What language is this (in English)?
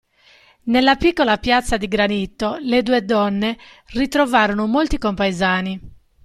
Italian